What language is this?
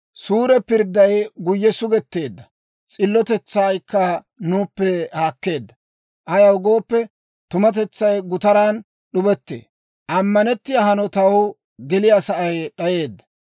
Dawro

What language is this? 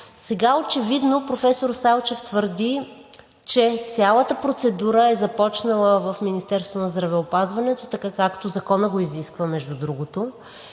Bulgarian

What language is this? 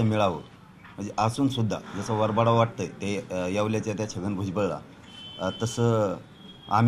Marathi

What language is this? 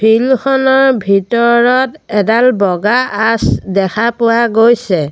Assamese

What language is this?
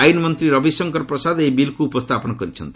Odia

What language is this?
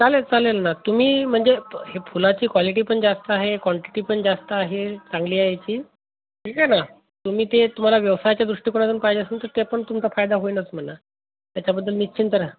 Marathi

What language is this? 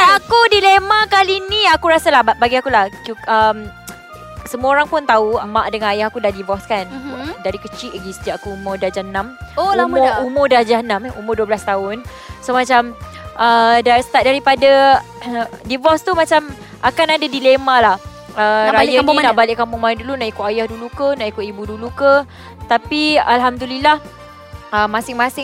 Malay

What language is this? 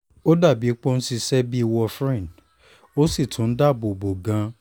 Yoruba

